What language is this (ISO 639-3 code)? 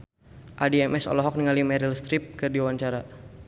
sun